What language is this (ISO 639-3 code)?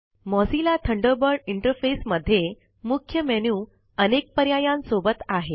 mar